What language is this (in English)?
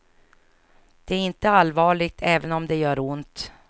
Swedish